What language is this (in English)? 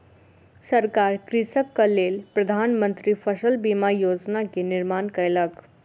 Maithili